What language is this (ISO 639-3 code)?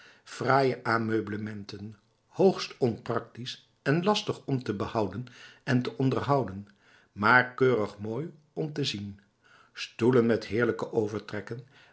nld